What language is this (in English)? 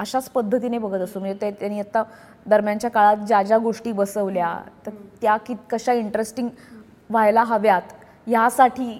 Marathi